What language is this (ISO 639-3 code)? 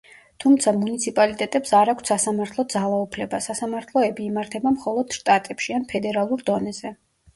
kat